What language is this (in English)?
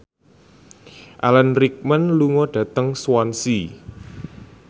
Javanese